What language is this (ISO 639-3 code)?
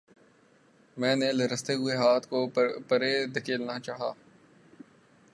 urd